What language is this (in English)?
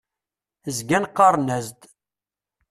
Kabyle